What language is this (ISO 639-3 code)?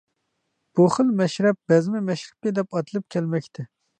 uig